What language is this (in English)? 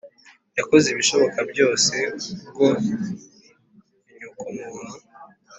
Kinyarwanda